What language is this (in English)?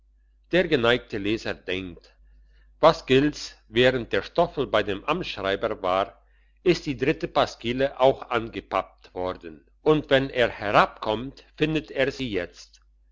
German